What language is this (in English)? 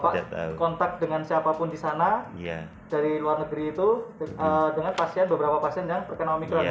Indonesian